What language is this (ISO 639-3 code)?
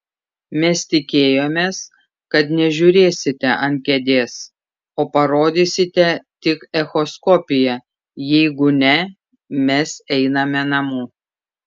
lit